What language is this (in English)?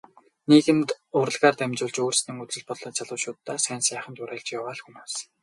Mongolian